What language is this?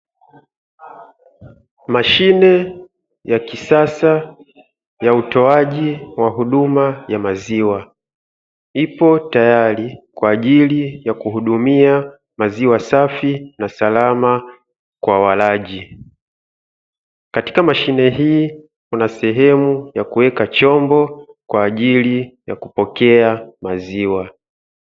Swahili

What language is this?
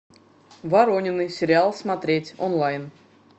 Russian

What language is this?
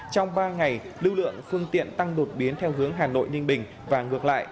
Vietnamese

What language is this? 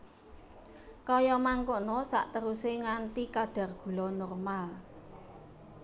Javanese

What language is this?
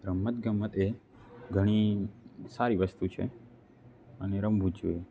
Gujarati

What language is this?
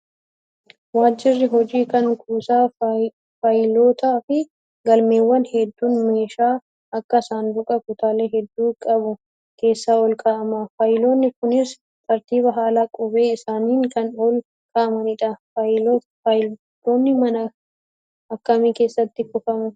Oromo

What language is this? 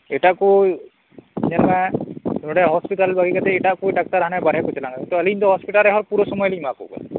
Santali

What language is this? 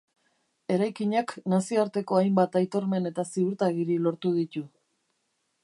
Basque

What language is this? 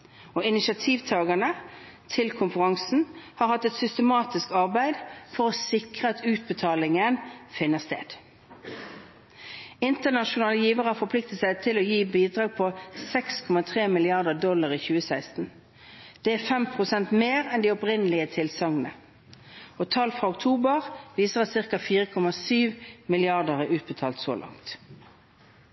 Norwegian Bokmål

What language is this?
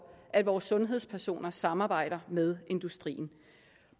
Danish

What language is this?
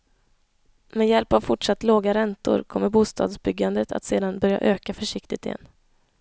Swedish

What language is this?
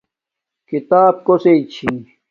Domaaki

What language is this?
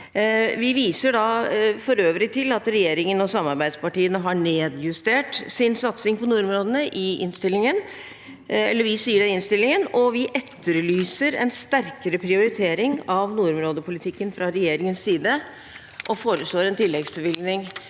Norwegian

